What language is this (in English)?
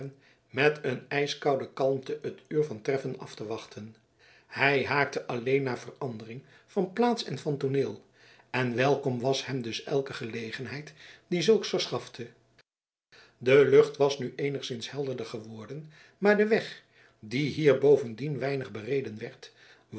Dutch